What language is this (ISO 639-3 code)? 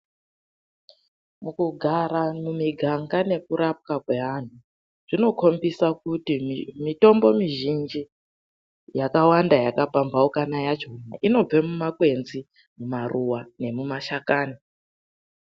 ndc